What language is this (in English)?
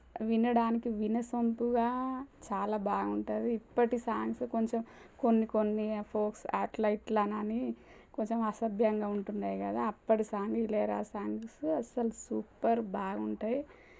Telugu